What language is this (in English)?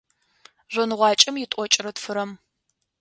Adyghe